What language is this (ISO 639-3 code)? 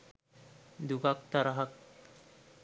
sin